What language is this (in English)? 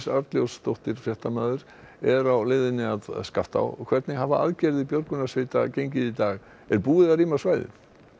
Icelandic